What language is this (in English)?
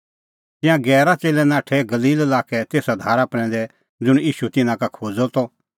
Kullu Pahari